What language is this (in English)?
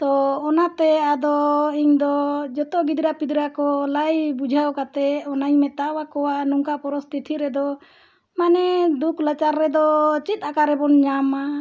Santali